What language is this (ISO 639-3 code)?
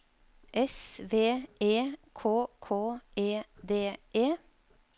nor